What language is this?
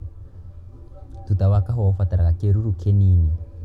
Kikuyu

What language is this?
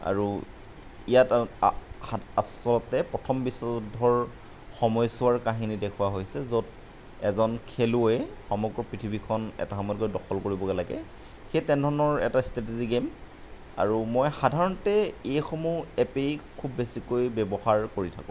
Assamese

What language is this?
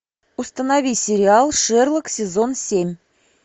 Russian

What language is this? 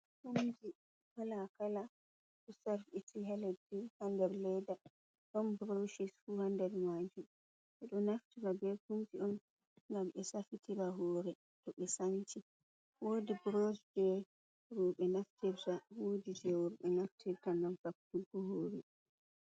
Fula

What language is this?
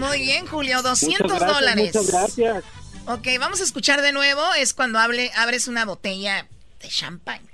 Spanish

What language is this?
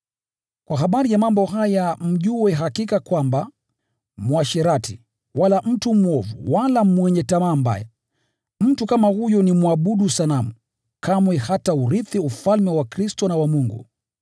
Swahili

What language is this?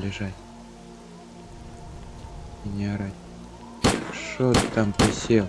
Russian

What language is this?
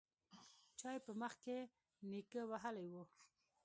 Pashto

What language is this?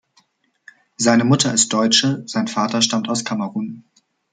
German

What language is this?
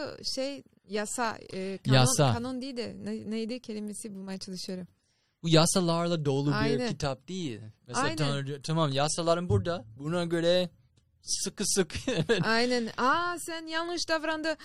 Turkish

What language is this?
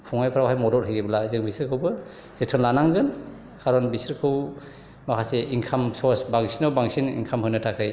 Bodo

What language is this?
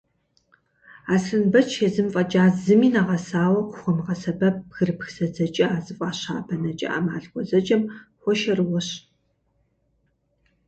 Kabardian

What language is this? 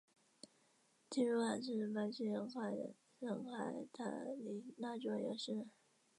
Chinese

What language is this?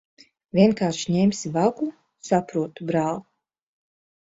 Latvian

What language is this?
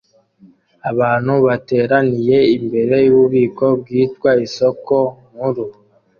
Kinyarwanda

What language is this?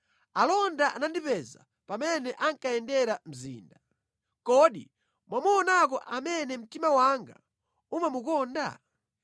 Nyanja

